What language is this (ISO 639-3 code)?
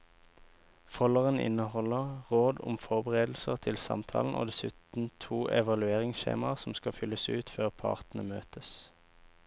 nor